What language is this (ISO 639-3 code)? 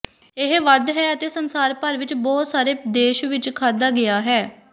pan